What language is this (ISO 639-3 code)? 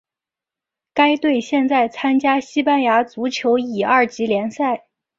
zho